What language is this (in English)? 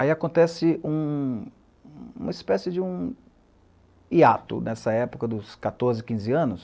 Portuguese